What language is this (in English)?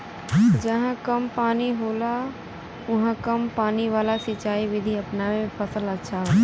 Bhojpuri